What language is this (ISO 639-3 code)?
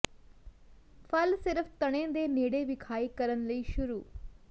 pan